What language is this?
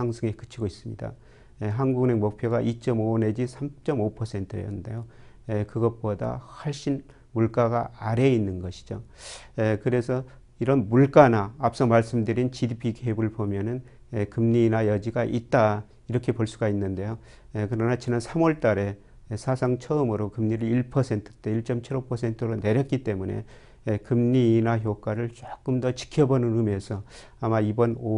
Korean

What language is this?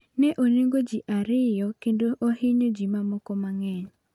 Luo (Kenya and Tanzania)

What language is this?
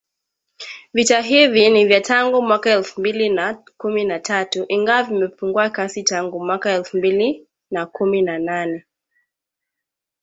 Swahili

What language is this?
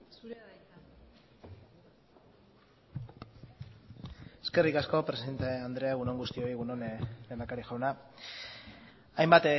Basque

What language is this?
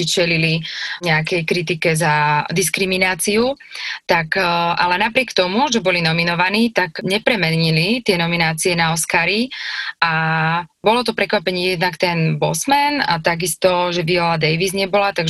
Slovak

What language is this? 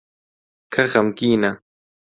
Central Kurdish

